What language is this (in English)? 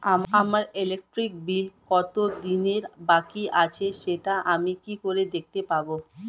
Bangla